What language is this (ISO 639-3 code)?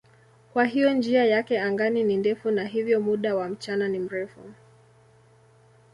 swa